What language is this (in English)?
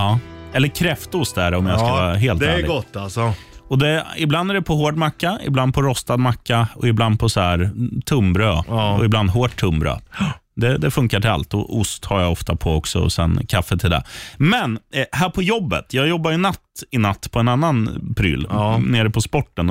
Swedish